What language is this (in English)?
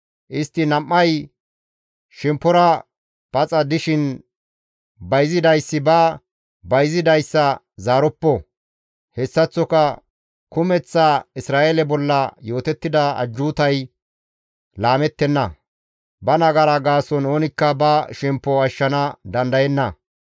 Gamo